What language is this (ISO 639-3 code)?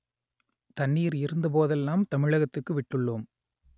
tam